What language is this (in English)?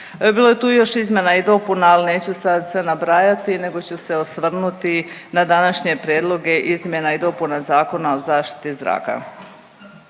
Croatian